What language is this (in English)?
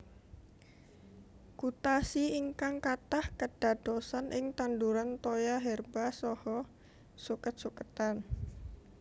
Javanese